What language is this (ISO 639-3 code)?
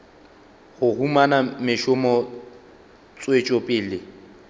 nso